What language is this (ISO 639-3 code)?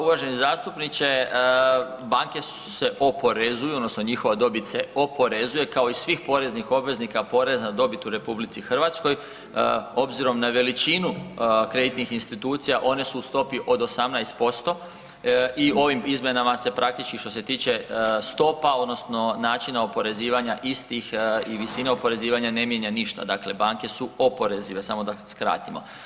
hrv